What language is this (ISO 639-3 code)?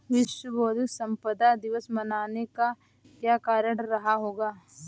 hin